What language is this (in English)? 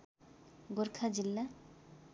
Nepali